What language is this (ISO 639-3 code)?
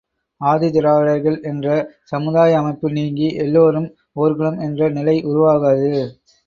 tam